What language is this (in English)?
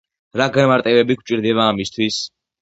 Georgian